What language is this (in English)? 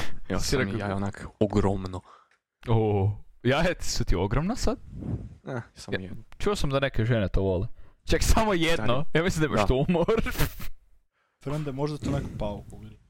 Croatian